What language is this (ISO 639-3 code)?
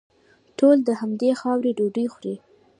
pus